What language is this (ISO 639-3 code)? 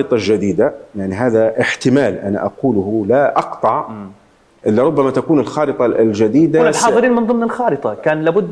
ara